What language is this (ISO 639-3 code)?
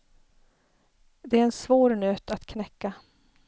swe